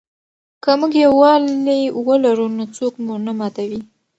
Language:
Pashto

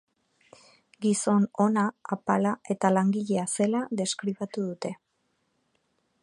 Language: Basque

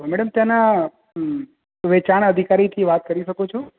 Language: Gujarati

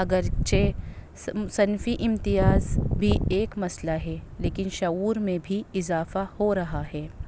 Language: Urdu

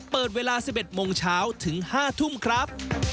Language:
Thai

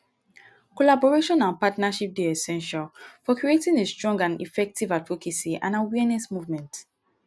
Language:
Nigerian Pidgin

